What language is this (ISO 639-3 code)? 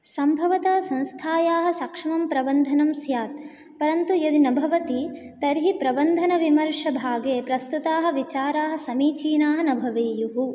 san